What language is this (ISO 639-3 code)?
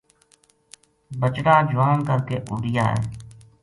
gju